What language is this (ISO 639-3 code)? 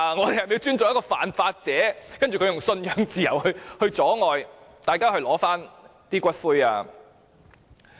yue